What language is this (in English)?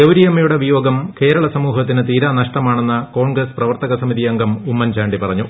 Malayalam